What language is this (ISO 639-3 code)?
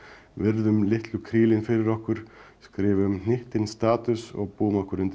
isl